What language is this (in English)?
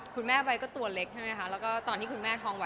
Thai